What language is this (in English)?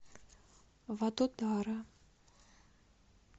Russian